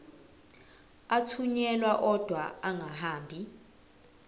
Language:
Zulu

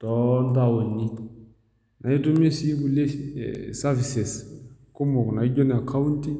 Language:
Masai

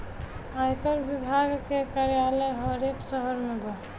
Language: Bhojpuri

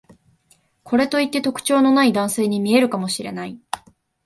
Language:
Japanese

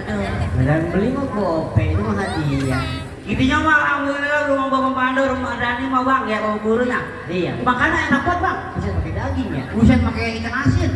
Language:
Indonesian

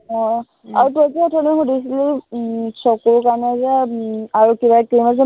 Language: Assamese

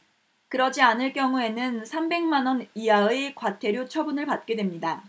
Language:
Korean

